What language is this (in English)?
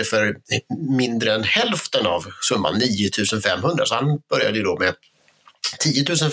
Swedish